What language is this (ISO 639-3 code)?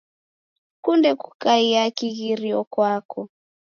dav